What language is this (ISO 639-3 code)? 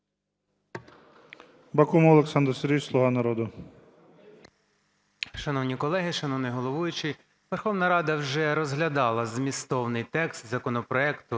ukr